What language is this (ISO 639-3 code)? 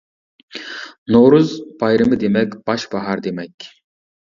uig